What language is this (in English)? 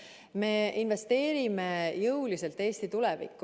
Estonian